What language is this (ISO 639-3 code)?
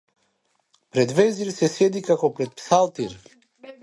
mkd